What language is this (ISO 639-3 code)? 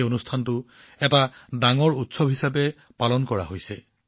asm